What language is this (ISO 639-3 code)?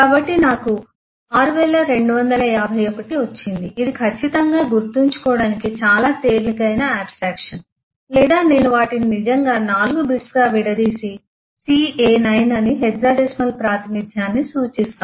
tel